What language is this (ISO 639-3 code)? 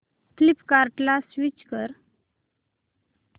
mar